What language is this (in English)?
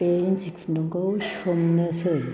Bodo